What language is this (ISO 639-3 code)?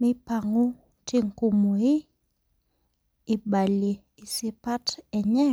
mas